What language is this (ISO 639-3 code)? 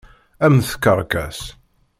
kab